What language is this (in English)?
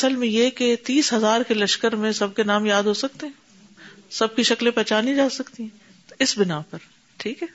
Urdu